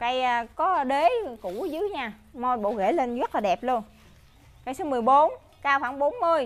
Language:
Vietnamese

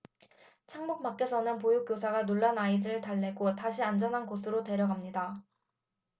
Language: Korean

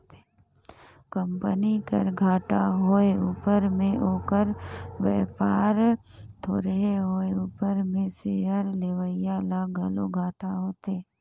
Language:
Chhattisgarhi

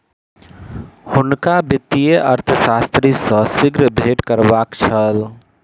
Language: Maithili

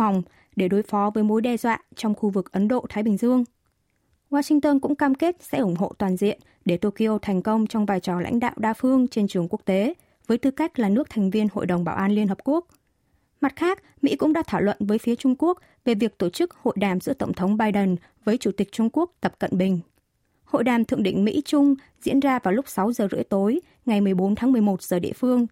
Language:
Vietnamese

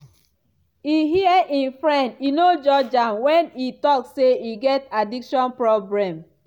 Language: Nigerian Pidgin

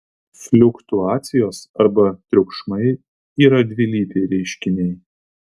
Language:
Lithuanian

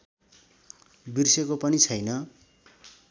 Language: Nepali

